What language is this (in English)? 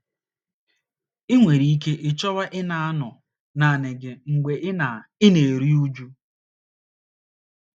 Igbo